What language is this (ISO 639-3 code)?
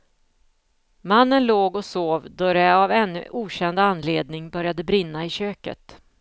swe